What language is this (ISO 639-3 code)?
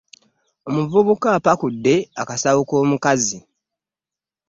lug